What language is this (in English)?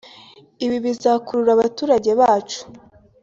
Kinyarwanda